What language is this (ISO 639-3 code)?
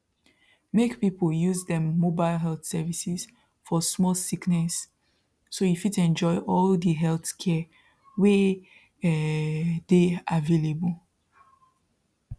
pcm